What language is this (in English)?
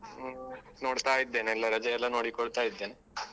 Kannada